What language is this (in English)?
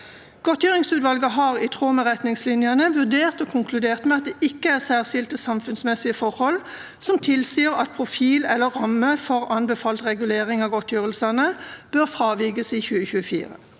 Norwegian